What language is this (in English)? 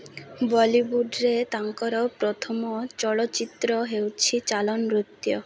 Odia